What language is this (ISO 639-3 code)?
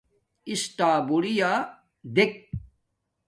dmk